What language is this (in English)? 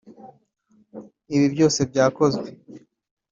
Kinyarwanda